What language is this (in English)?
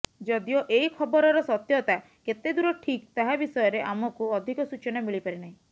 Odia